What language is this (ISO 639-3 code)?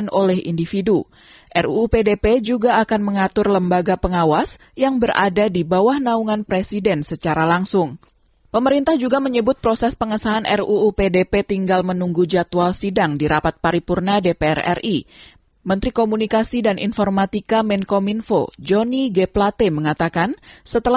ind